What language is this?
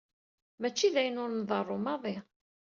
Kabyle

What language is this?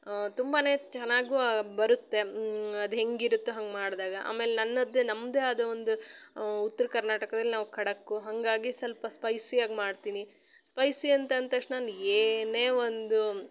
Kannada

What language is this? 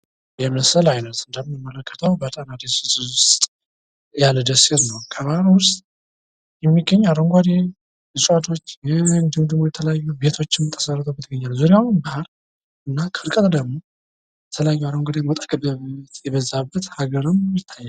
Amharic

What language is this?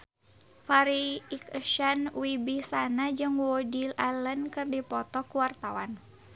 Sundanese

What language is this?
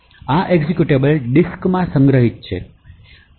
Gujarati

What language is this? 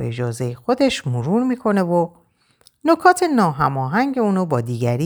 Persian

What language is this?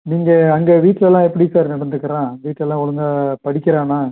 Tamil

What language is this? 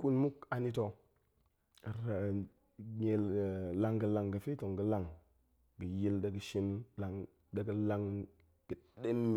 Goemai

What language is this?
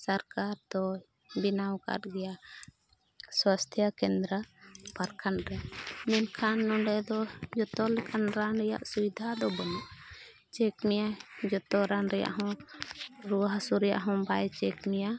Santali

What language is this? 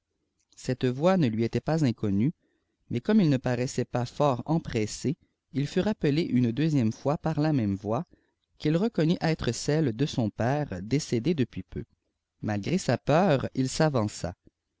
French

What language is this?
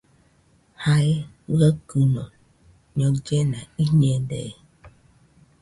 Nüpode Huitoto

